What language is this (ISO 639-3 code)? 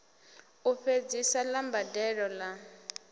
ven